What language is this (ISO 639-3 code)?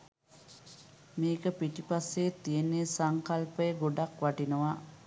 sin